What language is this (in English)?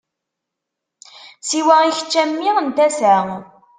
Kabyle